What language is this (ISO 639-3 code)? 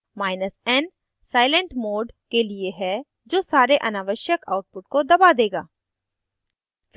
hin